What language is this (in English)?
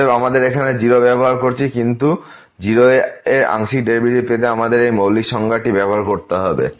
Bangla